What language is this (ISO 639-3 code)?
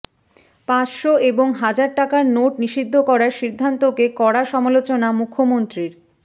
ben